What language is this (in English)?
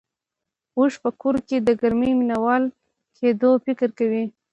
Pashto